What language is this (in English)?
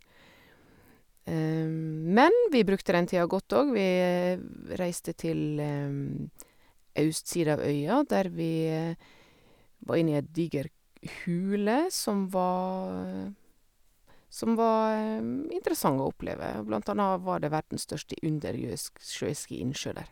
Norwegian